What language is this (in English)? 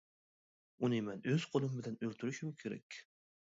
Uyghur